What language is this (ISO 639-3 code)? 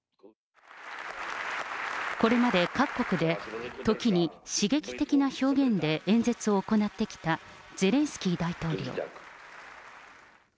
jpn